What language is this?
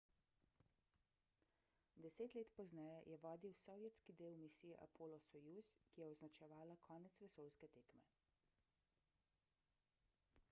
Slovenian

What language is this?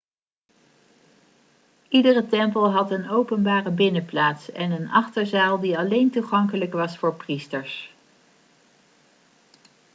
Dutch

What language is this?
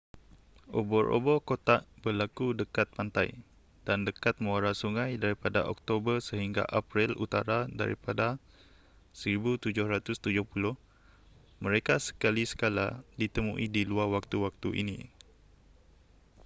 Malay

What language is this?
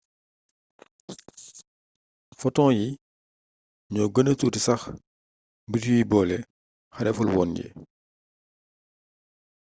Wolof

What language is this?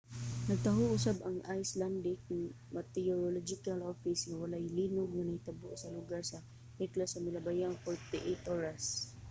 Cebuano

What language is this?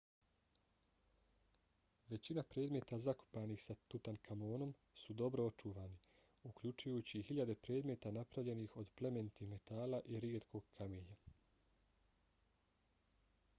Bosnian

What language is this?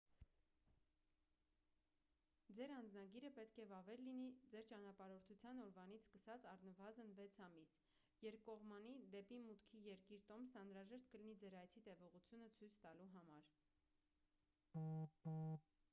Armenian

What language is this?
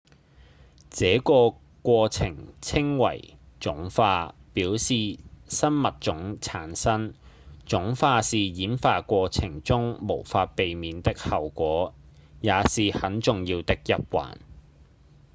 Cantonese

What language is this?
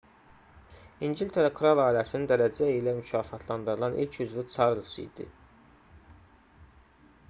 Azerbaijani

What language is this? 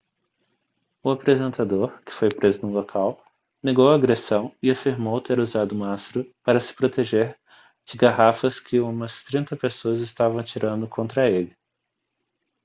Portuguese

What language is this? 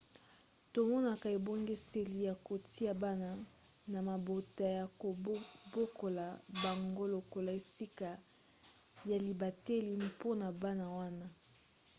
Lingala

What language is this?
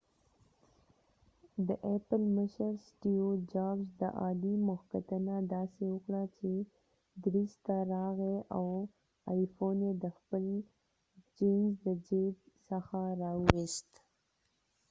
Pashto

